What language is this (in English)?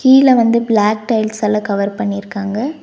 Tamil